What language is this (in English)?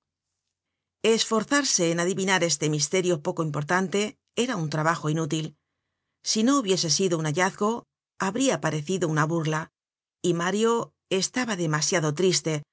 Spanish